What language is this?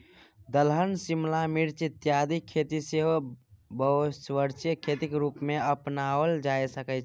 Maithili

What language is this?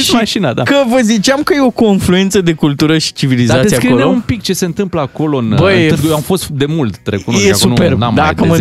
Romanian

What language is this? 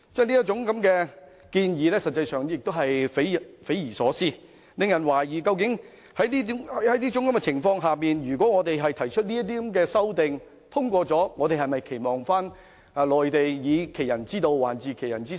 Cantonese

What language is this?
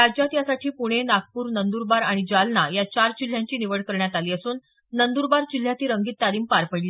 Marathi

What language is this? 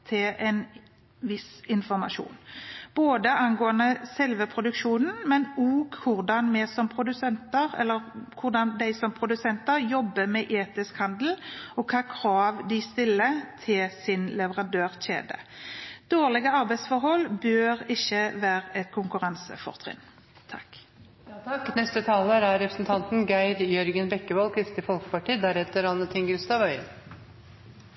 Norwegian Bokmål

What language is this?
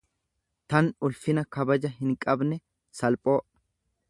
Oromo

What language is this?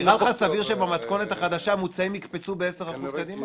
Hebrew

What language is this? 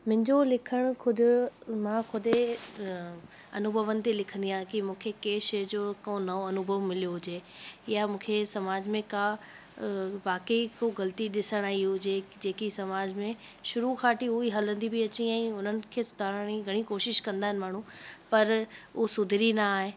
Sindhi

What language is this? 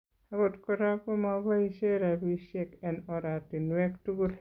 Kalenjin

